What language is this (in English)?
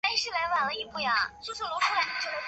Chinese